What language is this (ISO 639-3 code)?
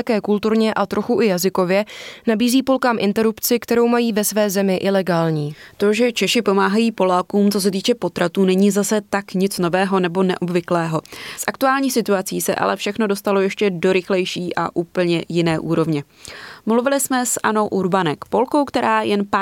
ces